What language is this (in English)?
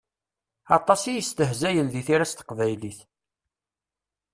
Kabyle